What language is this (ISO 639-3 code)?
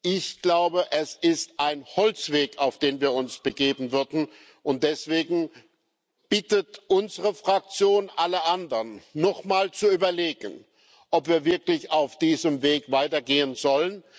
deu